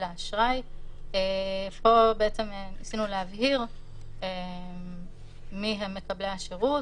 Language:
Hebrew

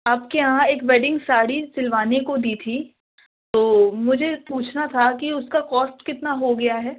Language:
Urdu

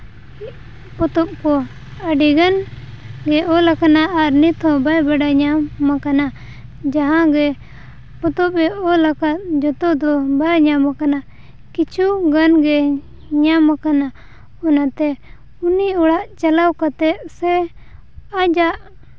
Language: Santali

